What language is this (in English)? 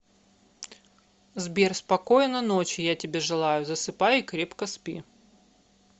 Russian